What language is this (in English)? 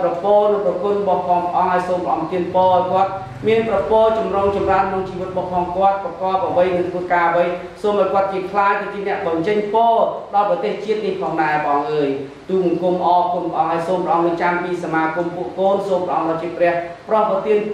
Thai